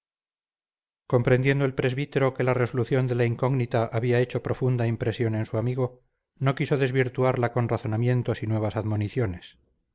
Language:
Spanish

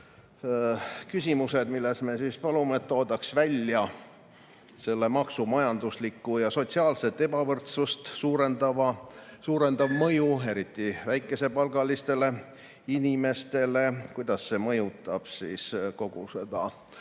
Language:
Estonian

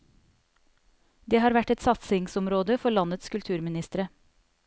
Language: Norwegian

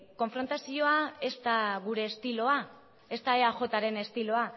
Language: Basque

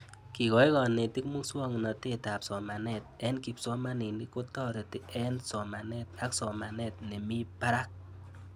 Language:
Kalenjin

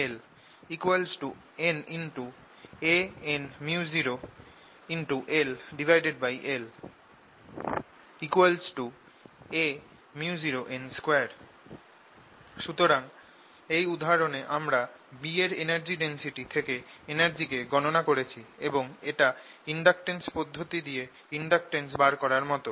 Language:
Bangla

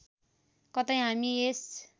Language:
Nepali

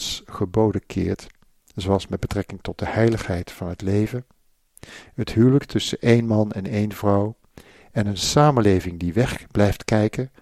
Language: Dutch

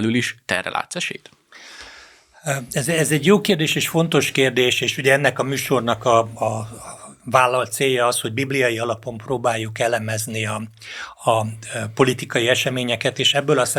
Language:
Hungarian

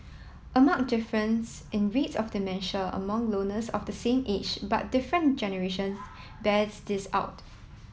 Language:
English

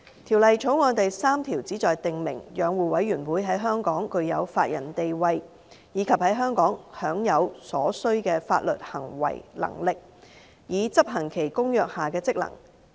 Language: Cantonese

